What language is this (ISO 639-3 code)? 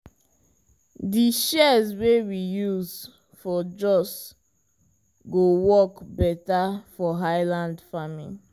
pcm